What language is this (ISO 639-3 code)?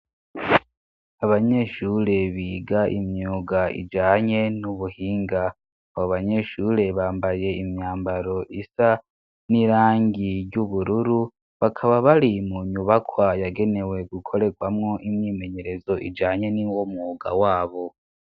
run